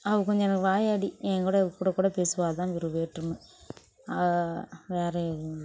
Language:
Tamil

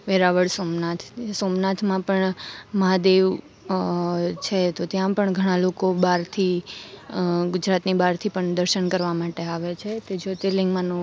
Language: Gujarati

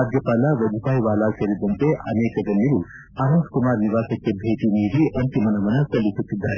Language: Kannada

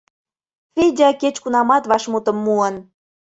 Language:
Mari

